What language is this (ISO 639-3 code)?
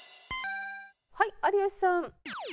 jpn